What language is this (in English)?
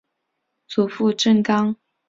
Chinese